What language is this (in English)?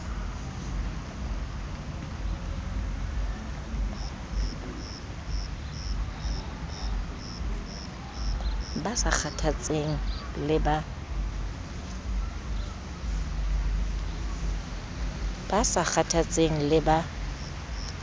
Southern Sotho